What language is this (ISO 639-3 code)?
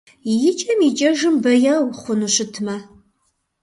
kbd